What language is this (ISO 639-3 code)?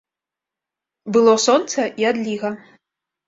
bel